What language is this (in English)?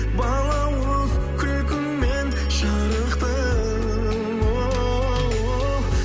Kazakh